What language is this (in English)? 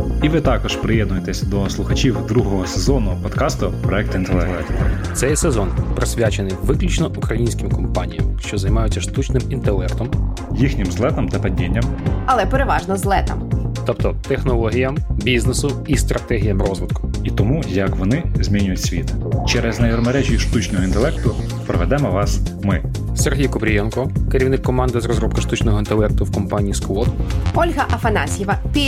Ukrainian